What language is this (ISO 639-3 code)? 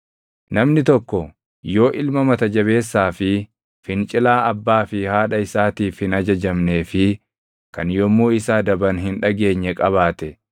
orm